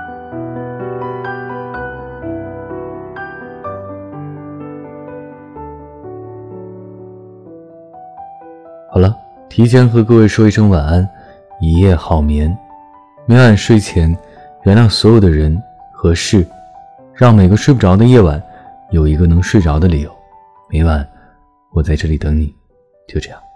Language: Chinese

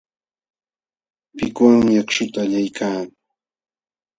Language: Jauja Wanca Quechua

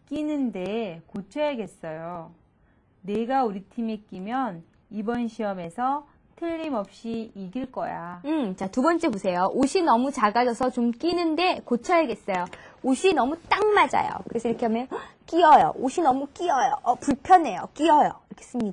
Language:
Korean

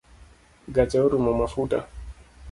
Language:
Luo (Kenya and Tanzania)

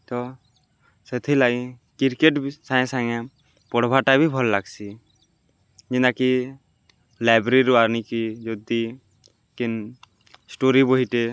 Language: Odia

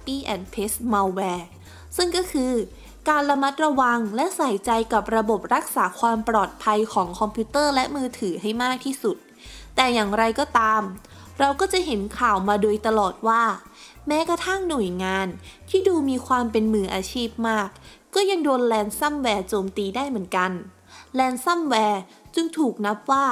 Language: Thai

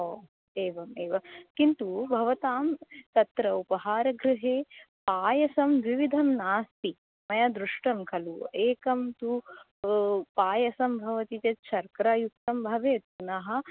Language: Sanskrit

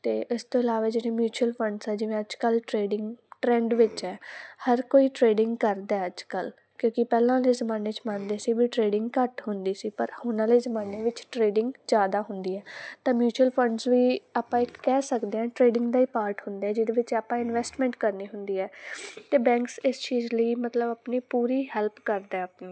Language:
Punjabi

